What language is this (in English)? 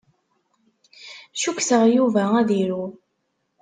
Kabyle